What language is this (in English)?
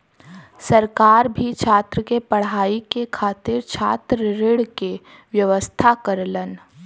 Bhojpuri